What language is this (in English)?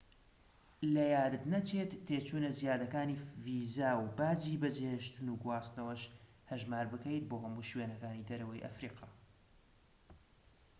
Central Kurdish